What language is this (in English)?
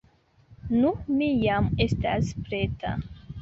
Esperanto